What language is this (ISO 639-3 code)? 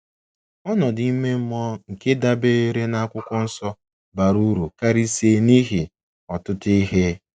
ibo